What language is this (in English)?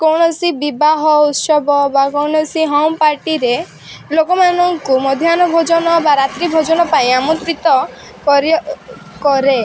Odia